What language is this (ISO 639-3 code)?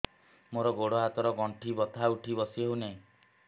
ori